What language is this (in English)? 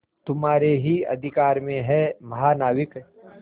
Hindi